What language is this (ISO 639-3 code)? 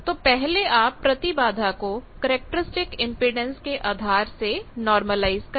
hin